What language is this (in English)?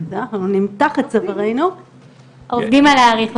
Hebrew